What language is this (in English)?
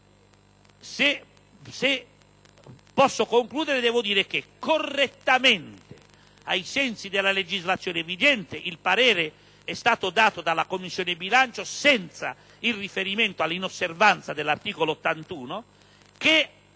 Italian